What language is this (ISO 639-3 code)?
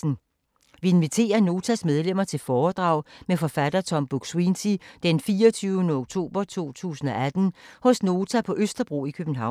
dan